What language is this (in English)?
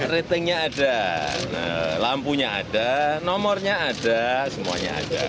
Indonesian